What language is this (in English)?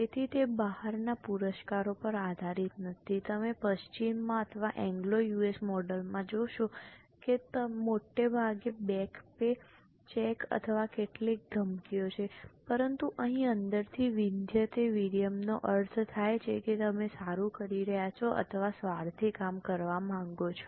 Gujarati